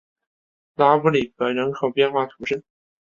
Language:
Chinese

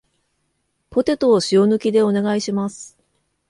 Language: Japanese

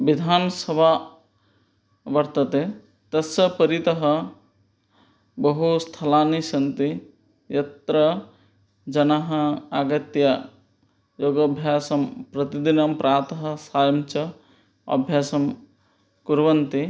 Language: Sanskrit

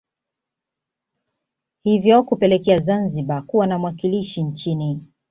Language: Swahili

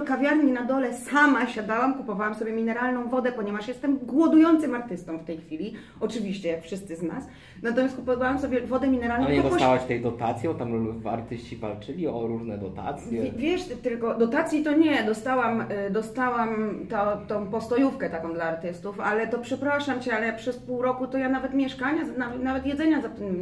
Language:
Polish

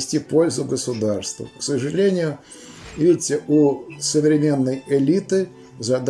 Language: Russian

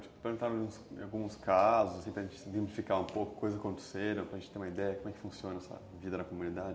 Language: Portuguese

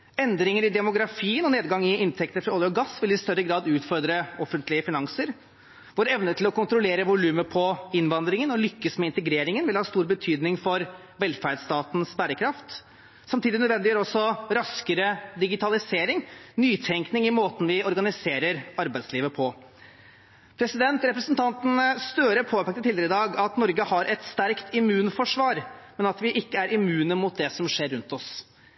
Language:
Norwegian Bokmål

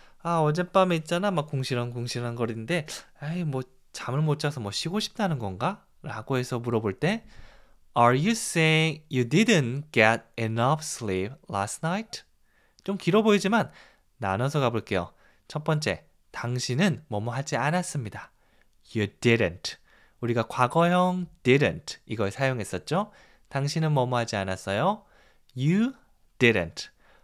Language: Korean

